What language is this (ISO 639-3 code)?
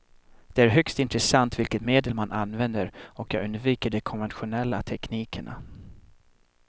swe